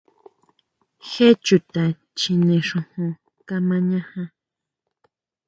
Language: Huautla Mazatec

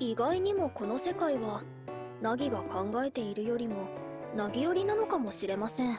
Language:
Japanese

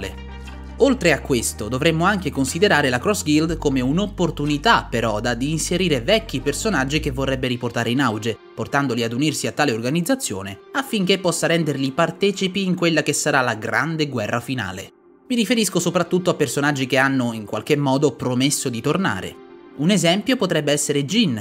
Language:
Italian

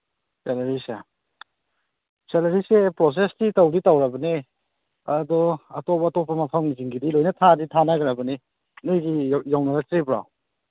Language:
Manipuri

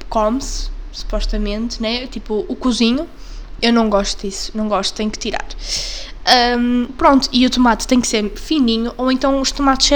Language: Portuguese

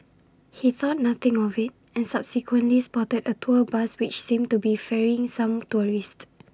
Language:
English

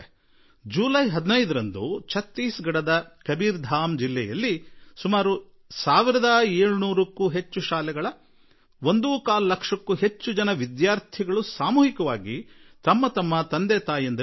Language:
Kannada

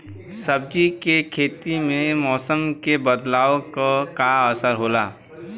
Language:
Bhojpuri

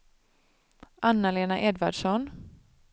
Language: Swedish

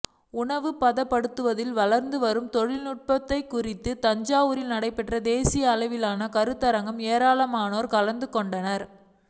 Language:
Tamil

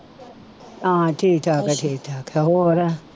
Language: Punjabi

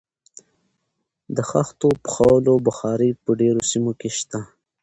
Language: Pashto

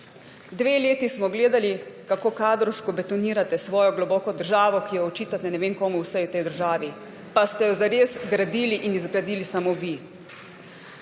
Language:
Slovenian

